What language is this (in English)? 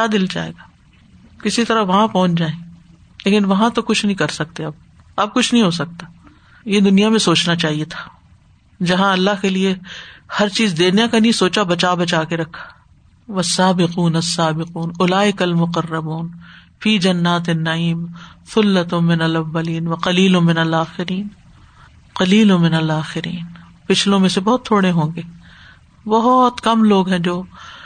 Urdu